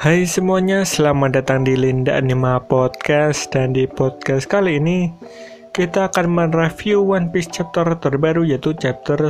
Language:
Indonesian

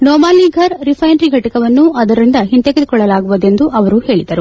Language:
Kannada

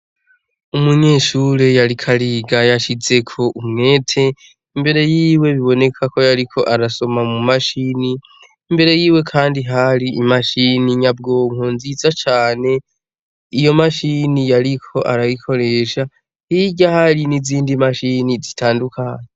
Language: Rundi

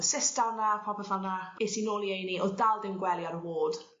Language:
Welsh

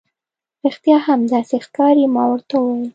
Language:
Pashto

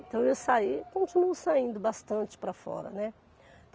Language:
Portuguese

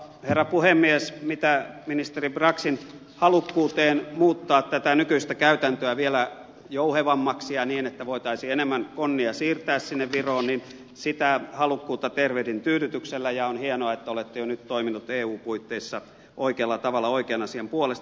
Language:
Finnish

